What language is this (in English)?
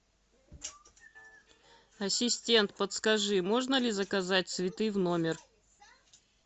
Russian